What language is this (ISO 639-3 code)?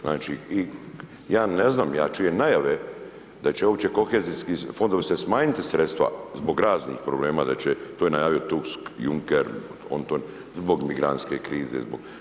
hrv